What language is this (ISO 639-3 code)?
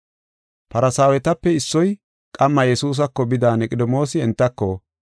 gof